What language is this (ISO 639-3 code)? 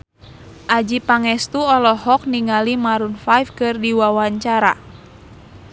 sun